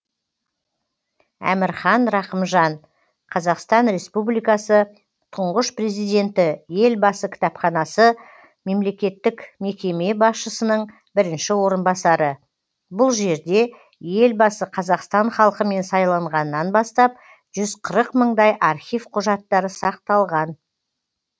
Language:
Kazakh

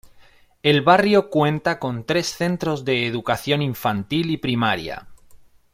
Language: Spanish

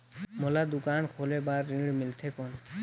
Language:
Chhattisgarhi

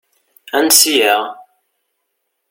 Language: Kabyle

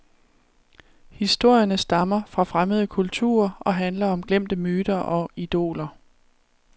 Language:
Danish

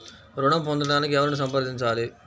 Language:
Telugu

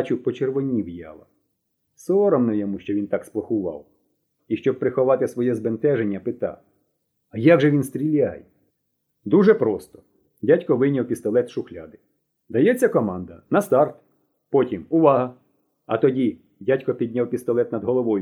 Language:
Ukrainian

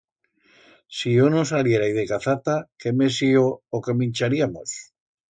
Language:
Aragonese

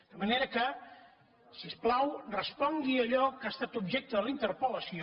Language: Catalan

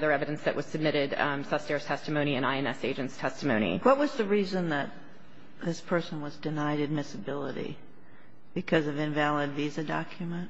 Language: English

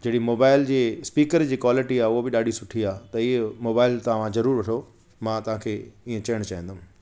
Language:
Sindhi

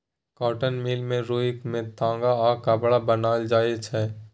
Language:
Maithili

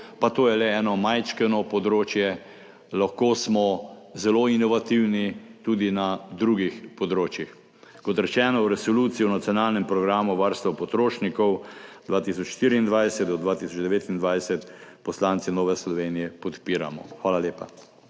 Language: Slovenian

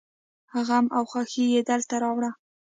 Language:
Pashto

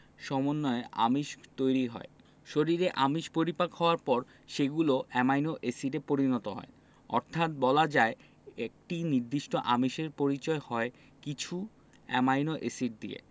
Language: Bangla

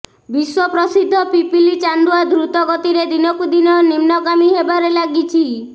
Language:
Odia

